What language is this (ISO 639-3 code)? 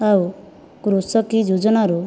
ori